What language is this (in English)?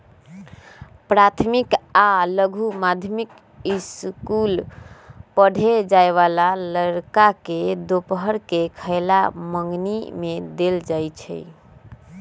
Magahi